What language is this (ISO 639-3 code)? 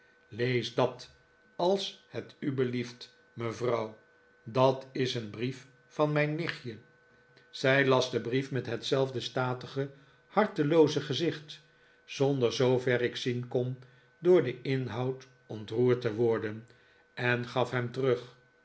nld